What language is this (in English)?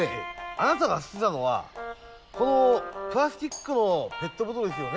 Japanese